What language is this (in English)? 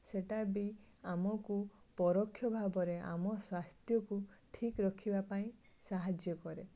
Odia